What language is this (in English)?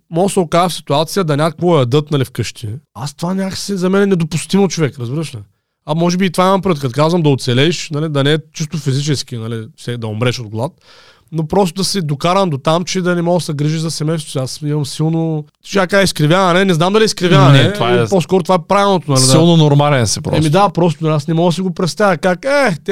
Bulgarian